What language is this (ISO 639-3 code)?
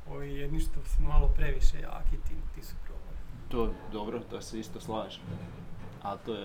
hrv